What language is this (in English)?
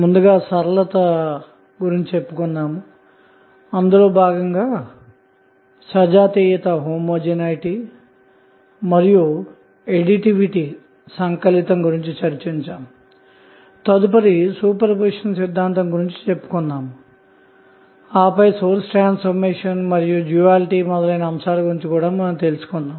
Telugu